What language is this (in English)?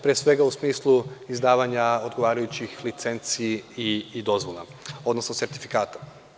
Serbian